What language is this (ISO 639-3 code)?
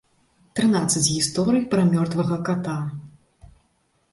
bel